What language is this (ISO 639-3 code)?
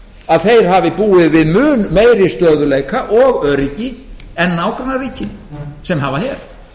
isl